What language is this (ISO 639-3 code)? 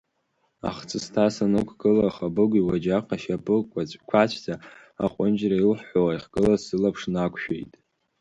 abk